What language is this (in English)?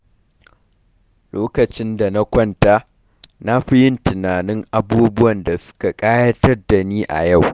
Hausa